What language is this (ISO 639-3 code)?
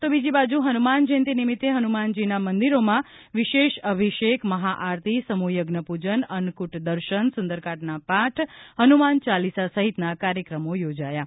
guj